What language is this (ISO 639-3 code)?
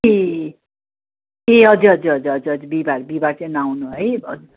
nep